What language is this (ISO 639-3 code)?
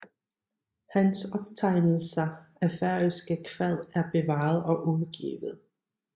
dan